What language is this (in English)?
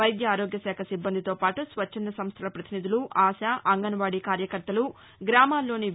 Telugu